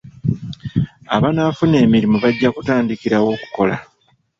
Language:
Ganda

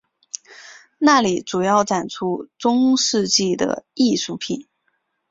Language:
Chinese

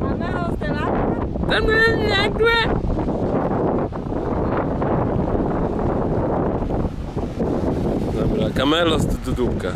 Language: Polish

